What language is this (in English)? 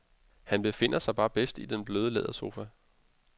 Danish